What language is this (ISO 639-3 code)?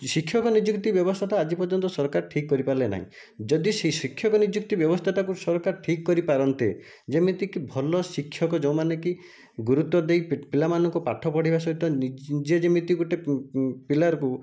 ori